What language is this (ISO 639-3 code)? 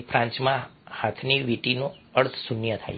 guj